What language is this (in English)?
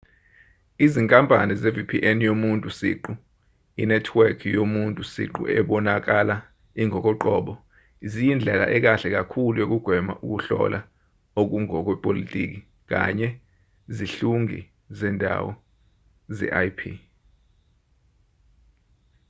Zulu